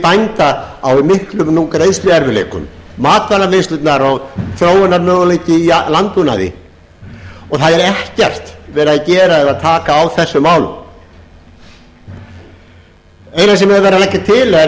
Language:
Icelandic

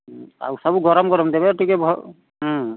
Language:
Odia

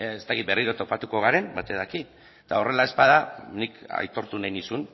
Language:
Basque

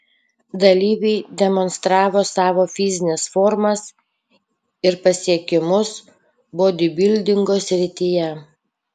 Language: Lithuanian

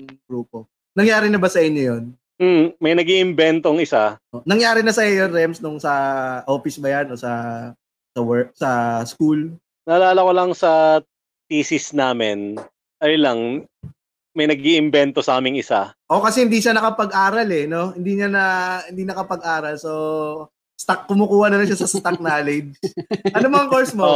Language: Filipino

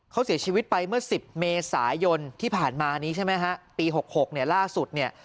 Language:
Thai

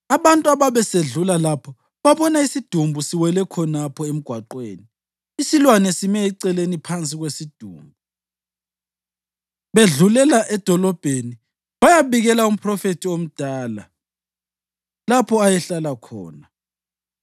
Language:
North Ndebele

